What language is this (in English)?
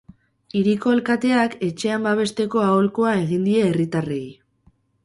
Basque